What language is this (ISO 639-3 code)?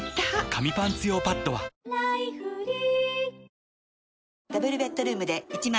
jpn